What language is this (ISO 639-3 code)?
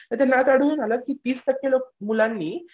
mar